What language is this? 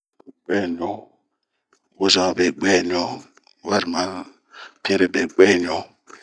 Bomu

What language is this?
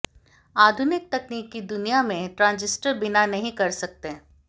Hindi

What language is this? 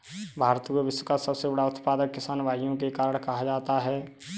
Hindi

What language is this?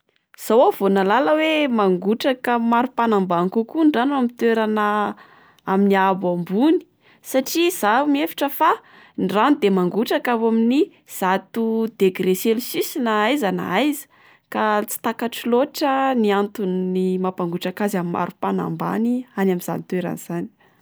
Malagasy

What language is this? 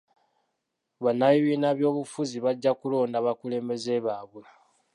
Ganda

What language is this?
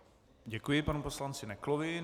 Czech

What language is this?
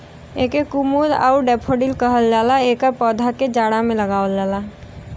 Bhojpuri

